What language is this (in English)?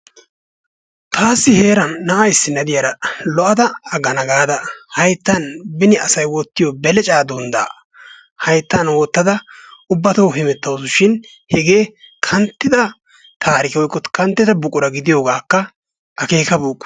Wolaytta